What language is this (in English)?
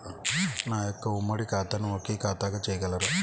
Telugu